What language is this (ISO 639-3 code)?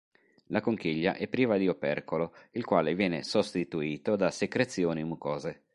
ita